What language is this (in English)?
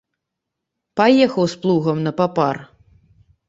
Belarusian